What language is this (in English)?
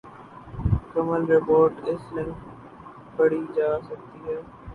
Urdu